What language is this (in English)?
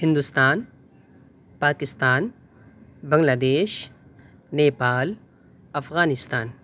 Urdu